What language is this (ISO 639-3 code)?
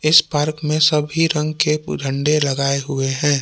hin